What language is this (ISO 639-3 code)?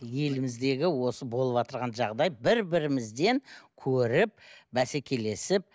kaz